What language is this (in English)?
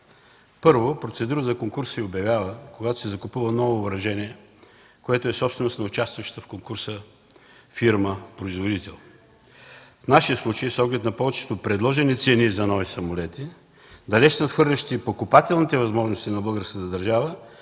Bulgarian